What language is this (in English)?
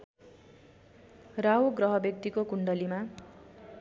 Nepali